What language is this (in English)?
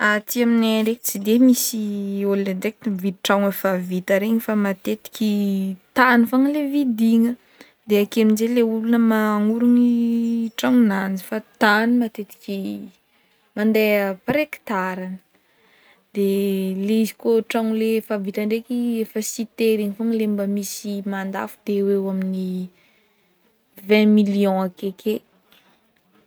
Northern Betsimisaraka Malagasy